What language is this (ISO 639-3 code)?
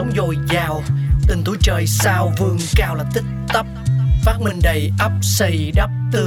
vie